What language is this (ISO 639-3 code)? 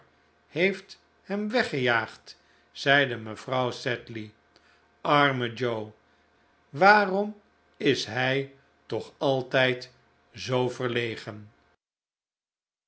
nld